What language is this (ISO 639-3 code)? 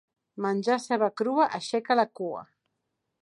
cat